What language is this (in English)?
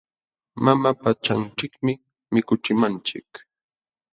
Jauja Wanca Quechua